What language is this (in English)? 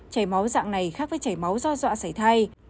Vietnamese